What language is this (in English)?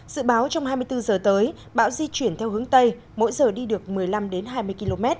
Vietnamese